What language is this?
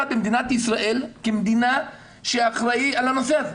Hebrew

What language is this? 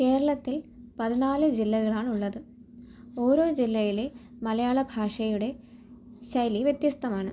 Malayalam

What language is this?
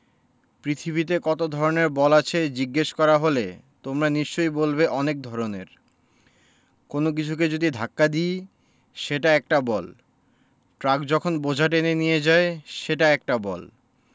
Bangla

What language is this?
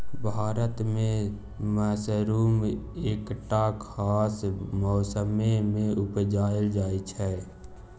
Maithili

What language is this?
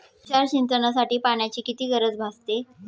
Marathi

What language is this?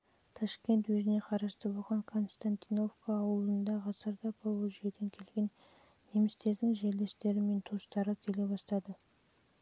Kazakh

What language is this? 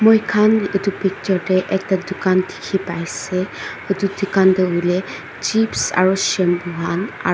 Naga Pidgin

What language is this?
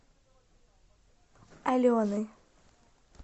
Russian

